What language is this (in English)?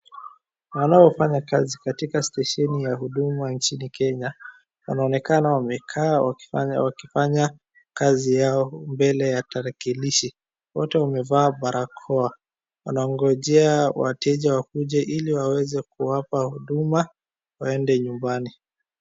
Swahili